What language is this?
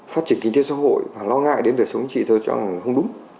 Vietnamese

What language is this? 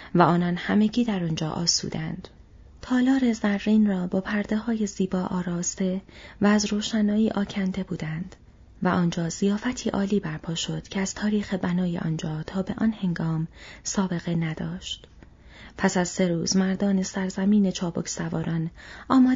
Persian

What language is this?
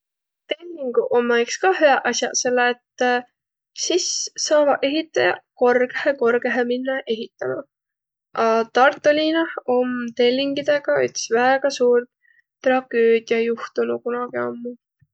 Võro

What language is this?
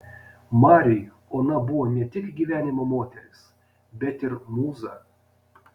Lithuanian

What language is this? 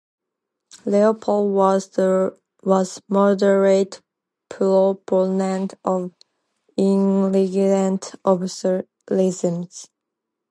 English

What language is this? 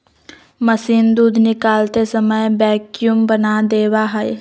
Magahi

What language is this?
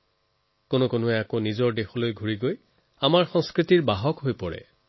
Assamese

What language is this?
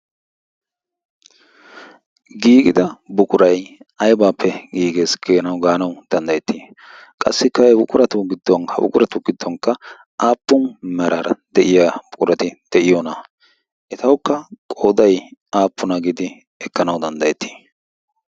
Wolaytta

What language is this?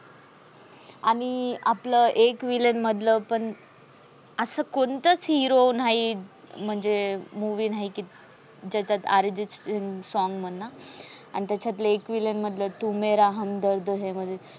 Marathi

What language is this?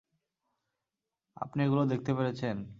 Bangla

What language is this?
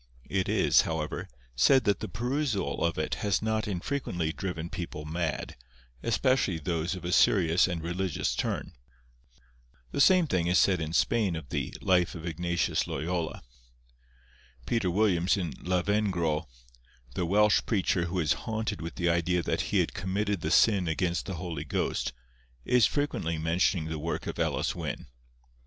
English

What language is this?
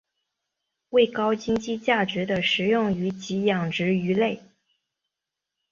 Chinese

